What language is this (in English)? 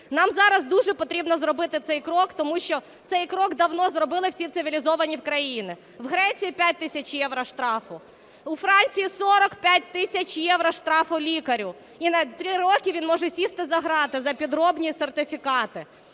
Ukrainian